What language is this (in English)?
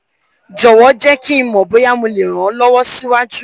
Yoruba